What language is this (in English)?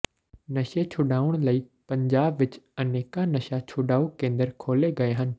Punjabi